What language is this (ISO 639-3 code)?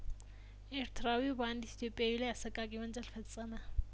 amh